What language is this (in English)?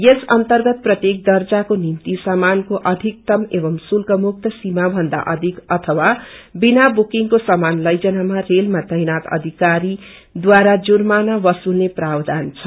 Nepali